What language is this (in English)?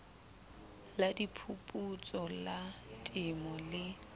Southern Sotho